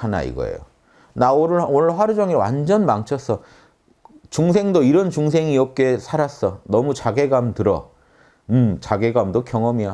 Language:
Korean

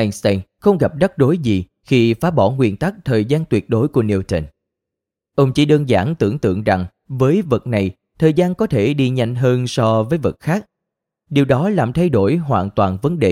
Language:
Vietnamese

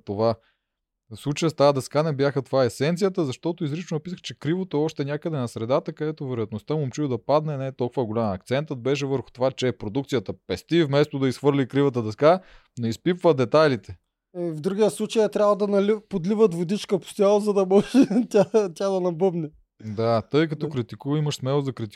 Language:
Bulgarian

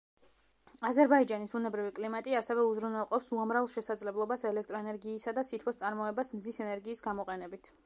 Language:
Georgian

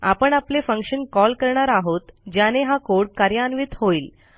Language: Marathi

